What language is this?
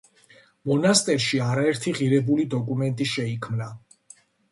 Georgian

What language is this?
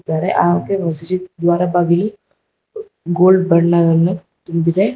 Kannada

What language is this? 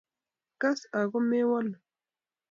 Kalenjin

